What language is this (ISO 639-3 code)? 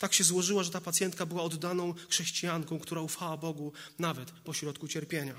pol